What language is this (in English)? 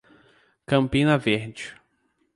Portuguese